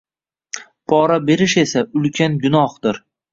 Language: Uzbek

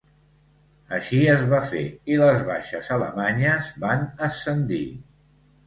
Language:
Catalan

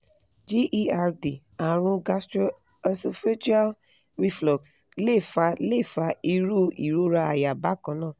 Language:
Yoruba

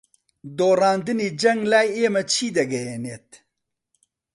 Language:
Central Kurdish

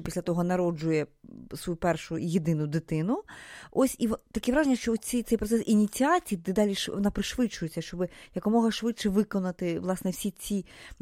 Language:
Ukrainian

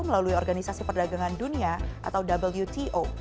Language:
Indonesian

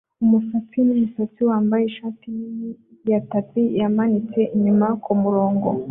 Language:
Kinyarwanda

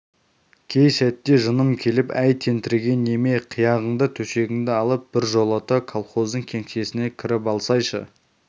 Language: Kazakh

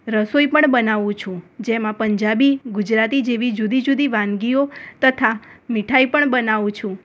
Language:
Gujarati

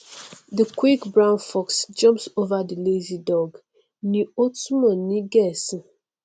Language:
Yoruba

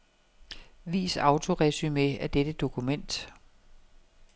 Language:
Danish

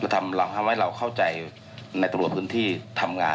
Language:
Thai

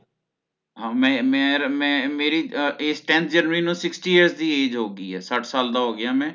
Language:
Punjabi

